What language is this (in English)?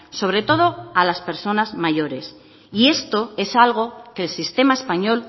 Spanish